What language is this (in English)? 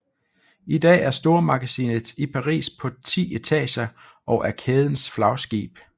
Danish